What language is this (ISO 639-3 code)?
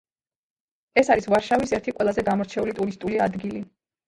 kat